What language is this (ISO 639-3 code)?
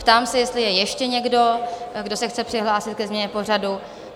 ces